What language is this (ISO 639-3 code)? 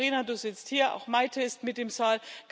deu